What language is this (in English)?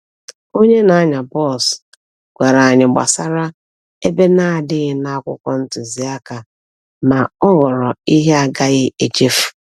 Igbo